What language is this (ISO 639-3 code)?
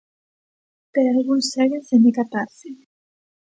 glg